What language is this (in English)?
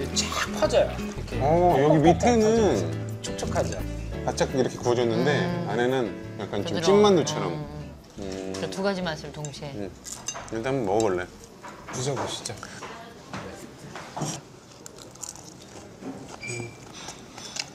Korean